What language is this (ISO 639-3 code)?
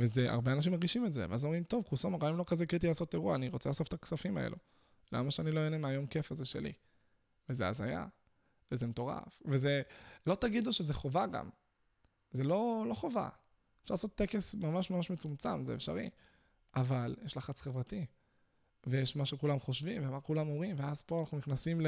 heb